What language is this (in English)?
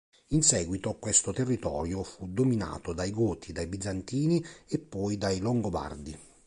Italian